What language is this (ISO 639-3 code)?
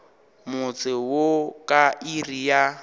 nso